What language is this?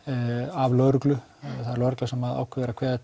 Icelandic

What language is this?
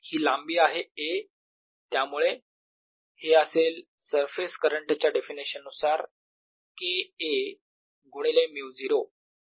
Marathi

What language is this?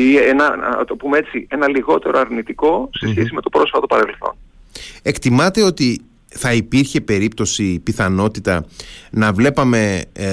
Greek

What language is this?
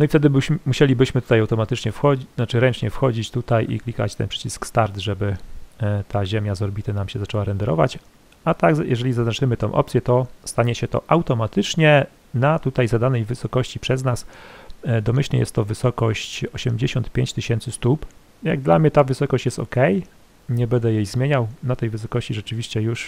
Polish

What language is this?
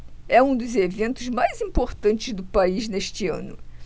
Portuguese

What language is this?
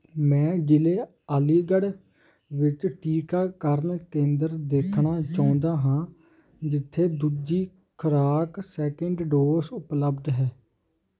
Punjabi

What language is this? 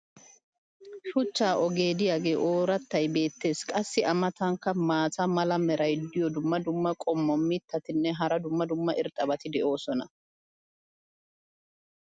Wolaytta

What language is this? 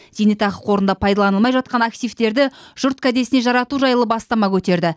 Kazakh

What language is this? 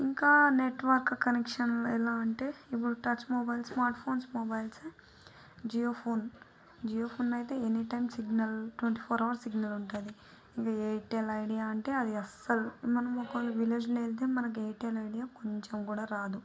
Telugu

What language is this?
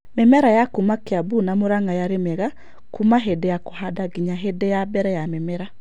Kikuyu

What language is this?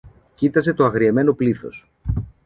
Greek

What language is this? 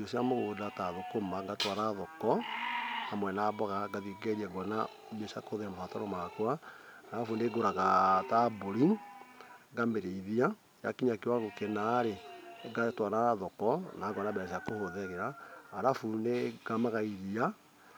Kikuyu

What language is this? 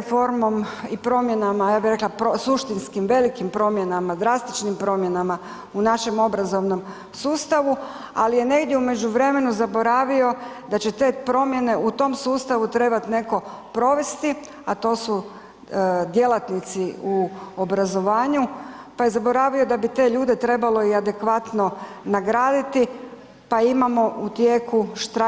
Croatian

